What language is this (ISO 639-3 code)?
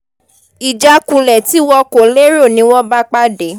yor